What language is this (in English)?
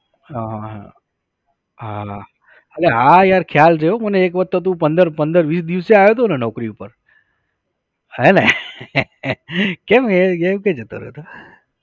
Gujarati